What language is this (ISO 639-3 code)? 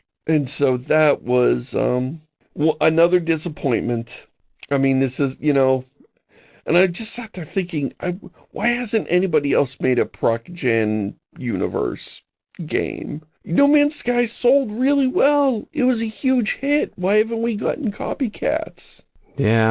eng